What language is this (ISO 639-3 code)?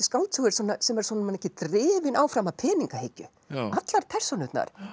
isl